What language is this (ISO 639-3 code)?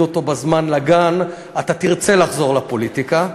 heb